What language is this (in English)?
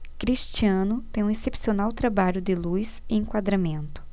Portuguese